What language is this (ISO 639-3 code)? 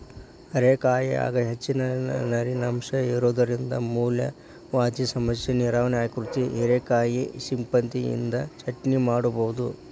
kan